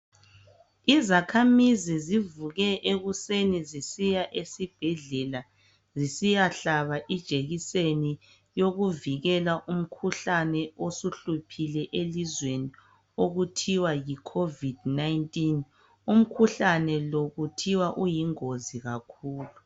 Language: North Ndebele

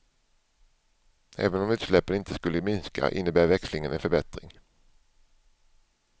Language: Swedish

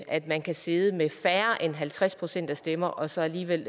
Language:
Danish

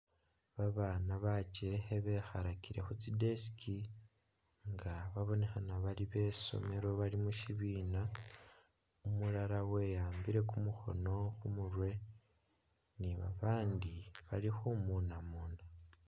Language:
Masaaba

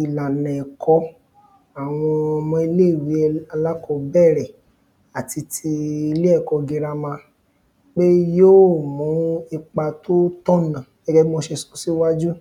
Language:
Yoruba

